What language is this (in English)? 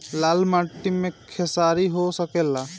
Bhojpuri